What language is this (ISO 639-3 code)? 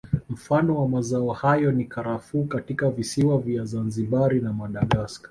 swa